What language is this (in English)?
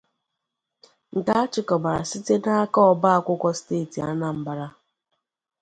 Igbo